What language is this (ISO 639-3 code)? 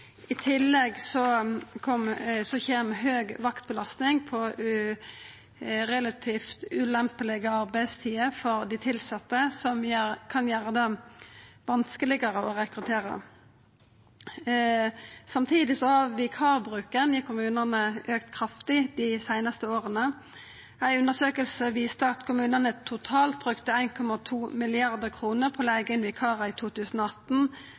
nno